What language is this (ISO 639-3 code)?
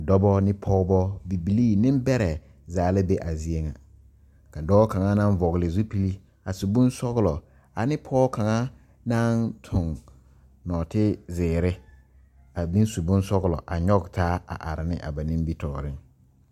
dga